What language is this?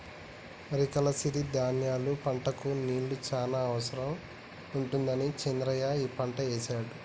Telugu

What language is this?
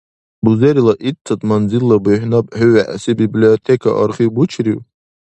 Dargwa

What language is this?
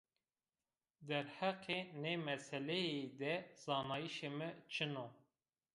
Zaza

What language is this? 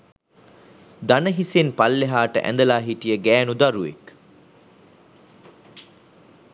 Sinhala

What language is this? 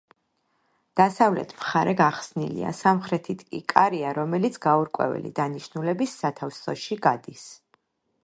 Georgian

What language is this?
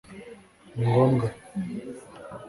Kinyarwanda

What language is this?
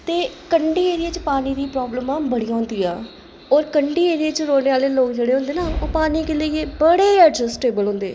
Dogri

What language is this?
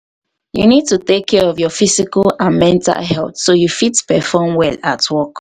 Nigerian Pidgin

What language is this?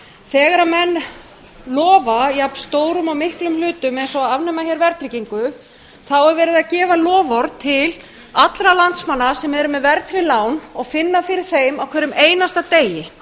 Icelandic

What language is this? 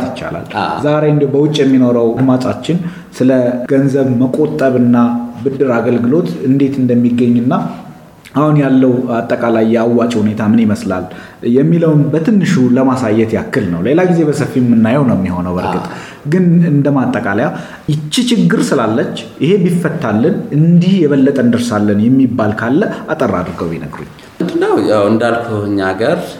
Amharic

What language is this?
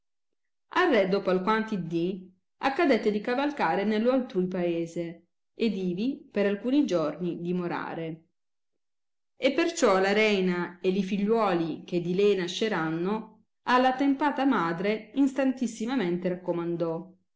Italian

